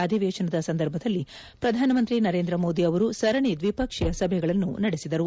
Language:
Kannada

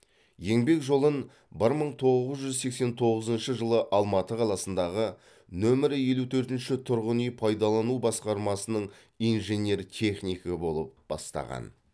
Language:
Kazakh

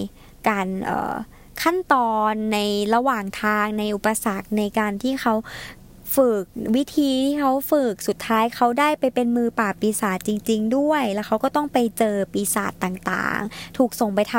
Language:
Thai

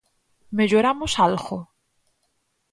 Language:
Galician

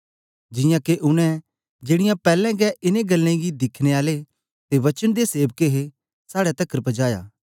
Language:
Dogri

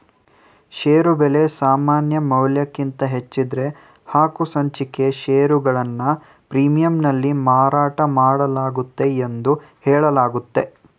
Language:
Kannada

